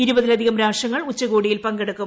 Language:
Malayalam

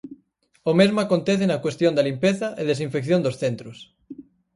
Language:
Galician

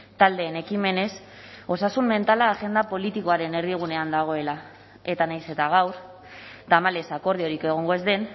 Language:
Basque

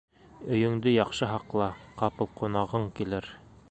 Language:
Bashkir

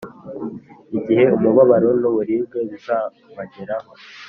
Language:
Kinyarwanda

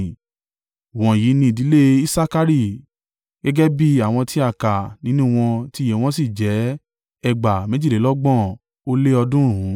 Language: Yoruba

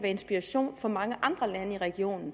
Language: Danish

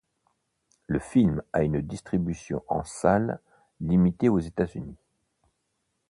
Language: French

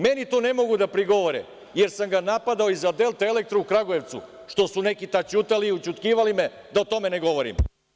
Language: Serbian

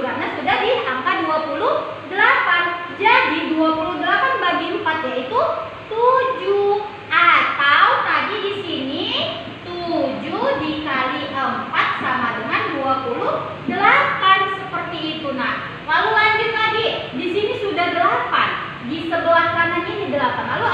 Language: Indonesian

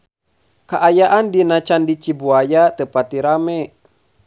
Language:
Sundanese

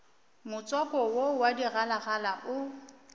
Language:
Northern Sotho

